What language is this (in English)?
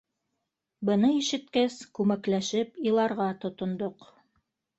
Bashkir